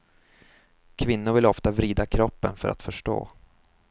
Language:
Swedish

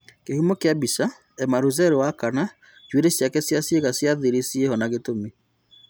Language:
Kikuyu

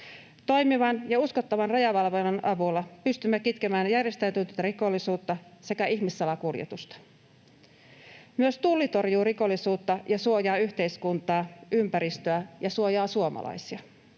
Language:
Finnish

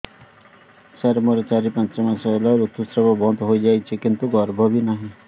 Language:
Odia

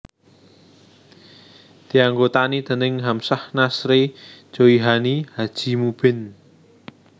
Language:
Javanese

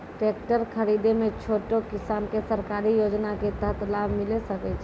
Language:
Maithili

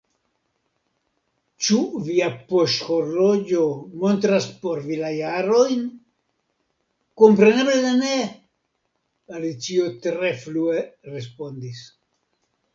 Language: Esperanto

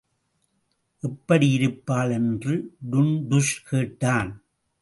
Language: Tamil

